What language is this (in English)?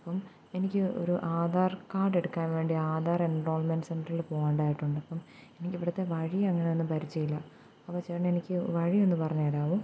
Malayalam